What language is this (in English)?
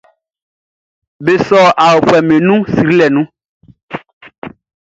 Baoulé